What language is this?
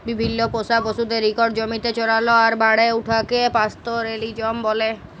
Bangla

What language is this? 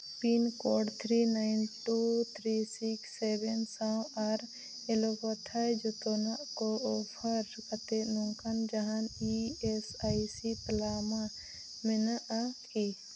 Santali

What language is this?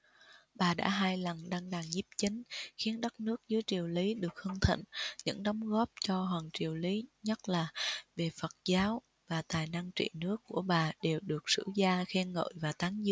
Vietnamese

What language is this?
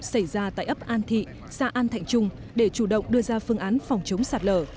Vietnamese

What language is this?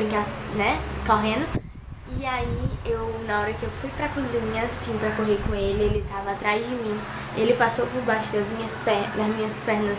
Portuguese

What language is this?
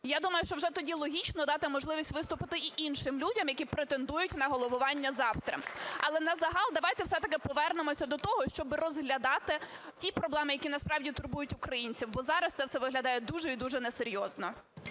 Ukrainian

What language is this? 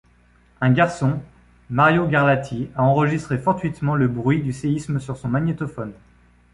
French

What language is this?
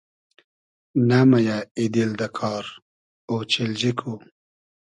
Hazaragi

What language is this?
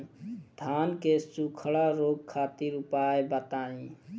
Bhojpuri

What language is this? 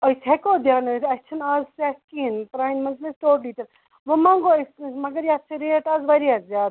Kashmiri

